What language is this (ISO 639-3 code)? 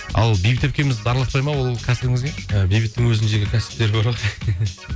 kaz